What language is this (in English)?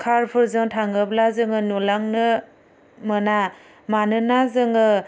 Bodo